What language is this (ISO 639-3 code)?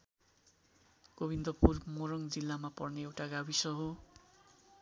nep